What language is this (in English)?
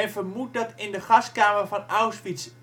Dutch